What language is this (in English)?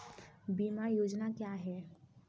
Hindi